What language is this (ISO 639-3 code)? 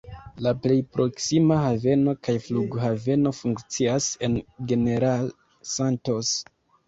epo